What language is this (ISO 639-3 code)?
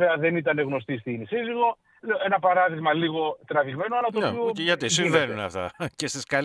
ell